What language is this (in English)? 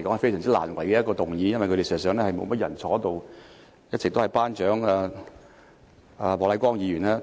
Cantonese